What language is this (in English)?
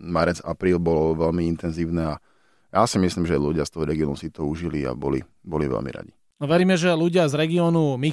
Slovak